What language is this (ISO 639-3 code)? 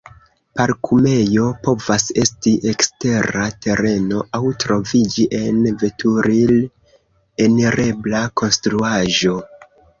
epo